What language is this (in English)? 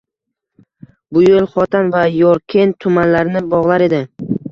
Uzbek